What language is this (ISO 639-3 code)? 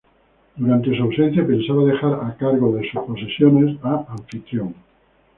spa